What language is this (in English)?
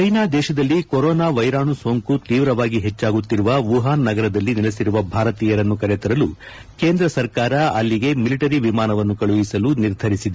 Kannada